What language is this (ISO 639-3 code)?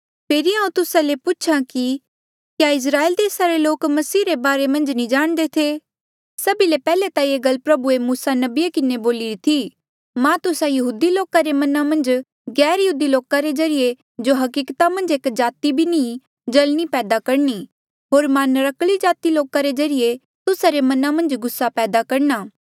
mjl